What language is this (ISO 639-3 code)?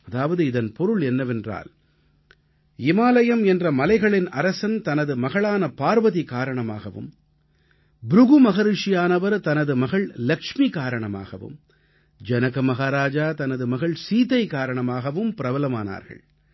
tam